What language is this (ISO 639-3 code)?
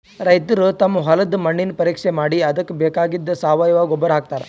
kan